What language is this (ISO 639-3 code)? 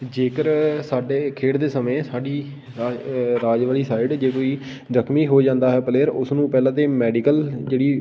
pan